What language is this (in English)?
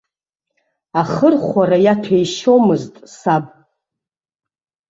Abkhazian